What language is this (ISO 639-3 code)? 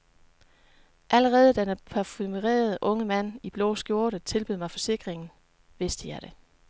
dan